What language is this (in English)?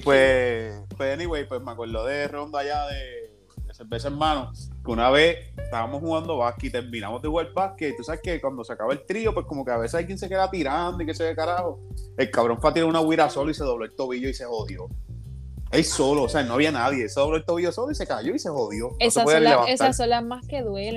Spanish